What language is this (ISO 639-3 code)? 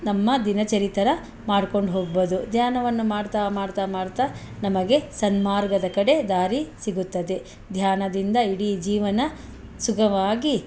kan